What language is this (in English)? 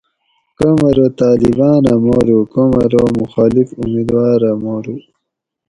Gawri